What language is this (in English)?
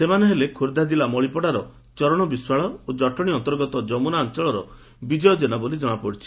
Odia